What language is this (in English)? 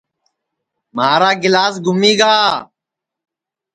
Sansi